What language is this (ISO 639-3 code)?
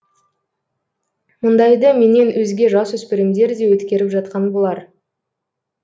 kaz